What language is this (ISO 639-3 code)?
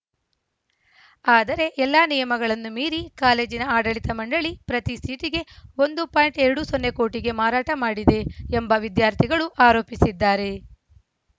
kan